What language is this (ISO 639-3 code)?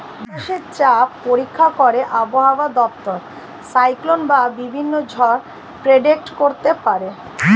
ben